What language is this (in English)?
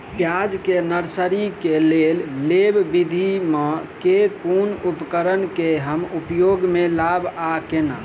Maithili